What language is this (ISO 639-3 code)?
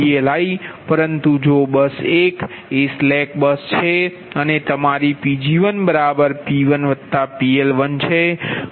guj